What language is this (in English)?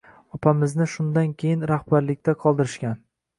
Uzbek